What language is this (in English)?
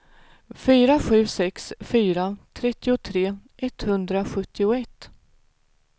Swedish